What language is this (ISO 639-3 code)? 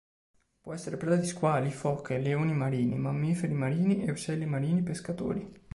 ita